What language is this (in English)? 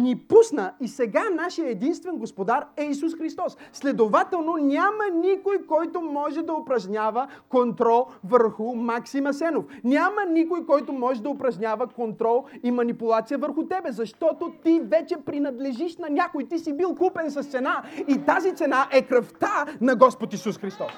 Bulgarian